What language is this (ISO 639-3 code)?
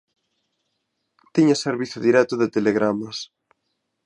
glg